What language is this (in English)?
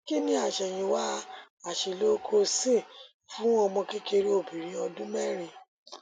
Yoruba